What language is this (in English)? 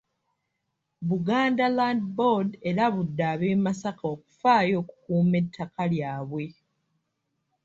Ganda